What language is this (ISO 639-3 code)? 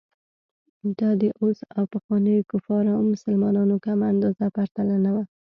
pus